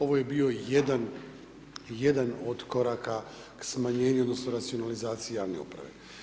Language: Croatian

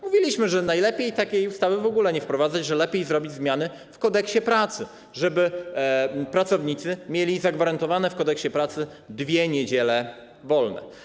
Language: Polish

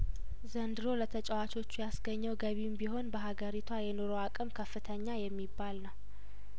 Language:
Amharic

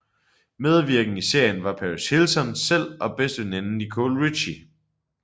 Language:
Danish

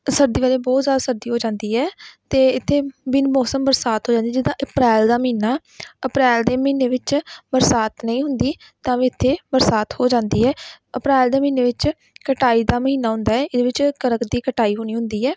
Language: Punjabi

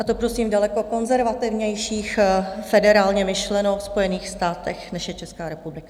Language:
Czech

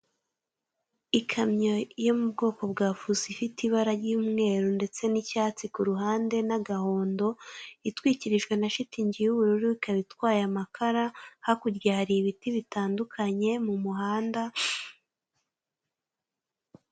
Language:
Kinyarwanda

